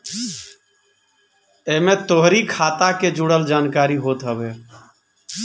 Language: Bhojpuri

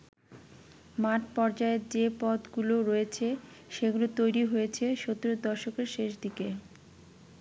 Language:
Bangla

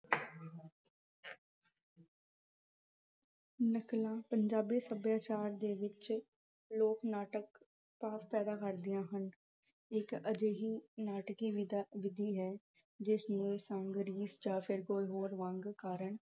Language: Punjabi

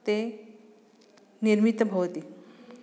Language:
Sanskrit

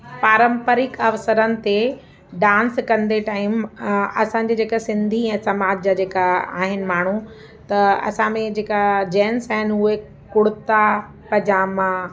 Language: Sindhi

